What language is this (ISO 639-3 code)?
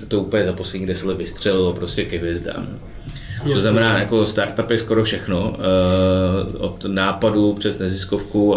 ces